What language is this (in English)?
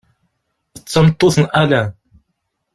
Kabyle